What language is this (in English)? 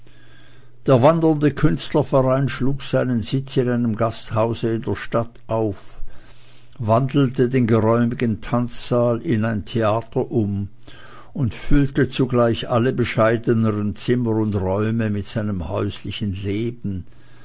German